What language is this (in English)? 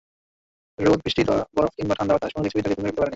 Bangla